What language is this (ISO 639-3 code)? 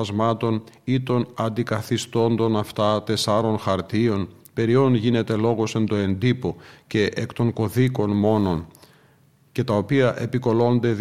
ell